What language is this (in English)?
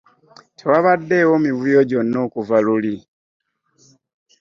Ganda